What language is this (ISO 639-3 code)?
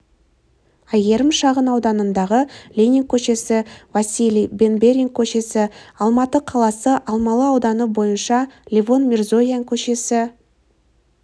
kaz